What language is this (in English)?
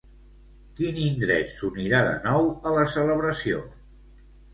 Catalan